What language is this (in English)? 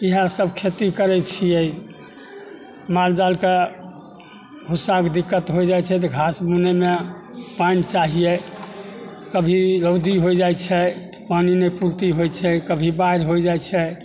Maithili